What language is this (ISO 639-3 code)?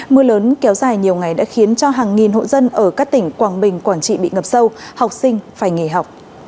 vie